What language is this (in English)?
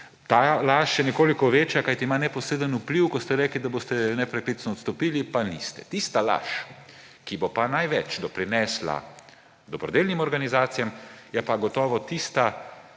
Slovenian